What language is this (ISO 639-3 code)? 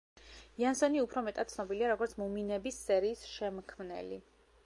kat